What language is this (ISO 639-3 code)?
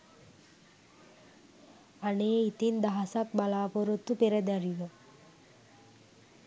sin